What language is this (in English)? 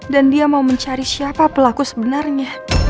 Indonesian